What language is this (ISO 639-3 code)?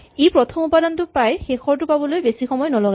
asm